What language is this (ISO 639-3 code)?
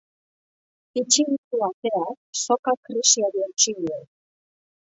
eus